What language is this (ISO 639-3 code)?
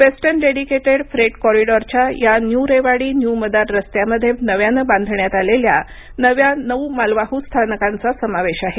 mar